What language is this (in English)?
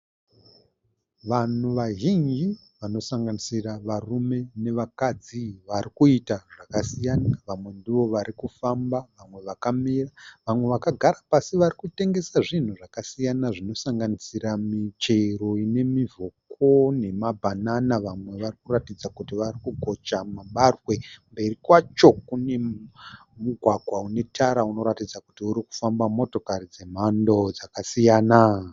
Shona